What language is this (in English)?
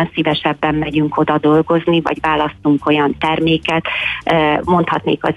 Hungarian